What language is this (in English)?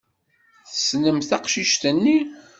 Kabyle